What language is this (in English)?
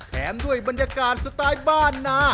Thai